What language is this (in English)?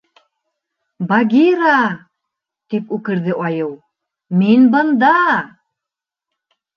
Bashkir